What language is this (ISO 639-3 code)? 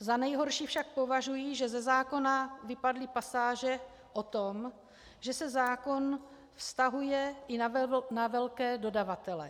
ces